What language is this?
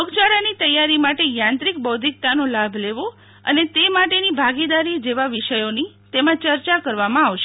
Gujarati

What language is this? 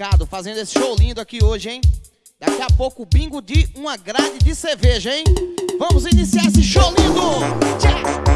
Portuguese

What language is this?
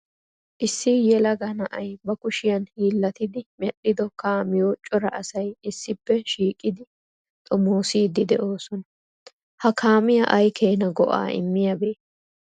Wolaytta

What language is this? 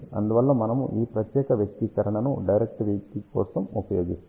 Telugu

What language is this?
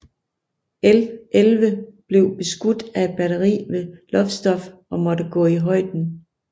Danish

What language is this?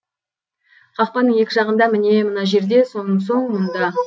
Kazakh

